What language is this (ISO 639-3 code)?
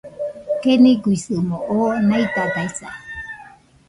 hux